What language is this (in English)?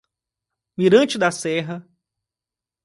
Portuguese